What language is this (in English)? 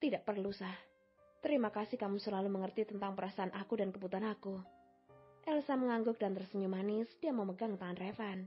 Indonesian